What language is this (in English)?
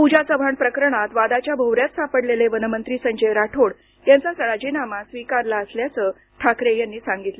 Marathi